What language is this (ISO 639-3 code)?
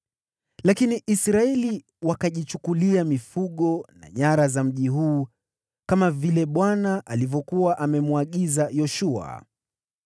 swa